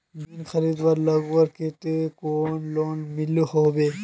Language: Magahi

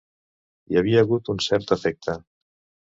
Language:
Catalan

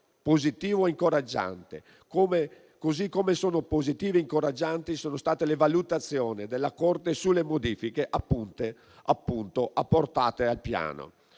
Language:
Italian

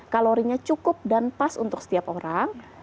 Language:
Indonesian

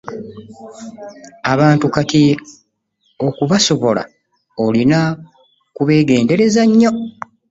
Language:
Ganda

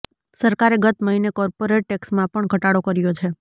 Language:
Gujarati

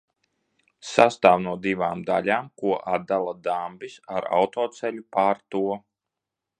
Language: Latvian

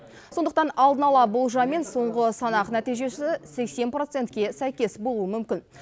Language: Kazakh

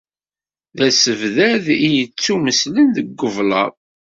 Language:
Kabyle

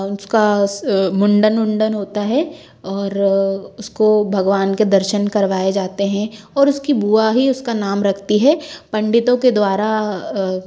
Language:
Hindi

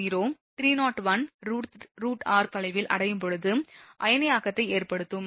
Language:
Tamil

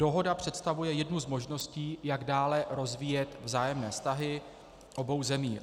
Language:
Czech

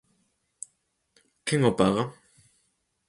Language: Galician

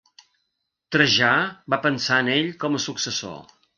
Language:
Catalan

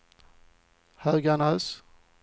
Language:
Swedish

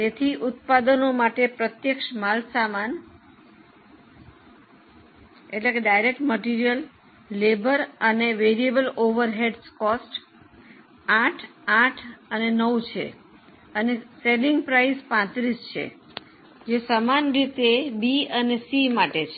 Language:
Gujarati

